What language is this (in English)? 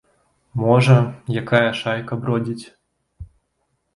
Belarusian